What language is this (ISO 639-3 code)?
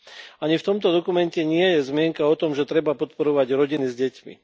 slk